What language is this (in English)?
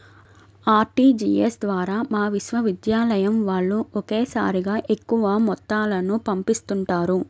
Telugu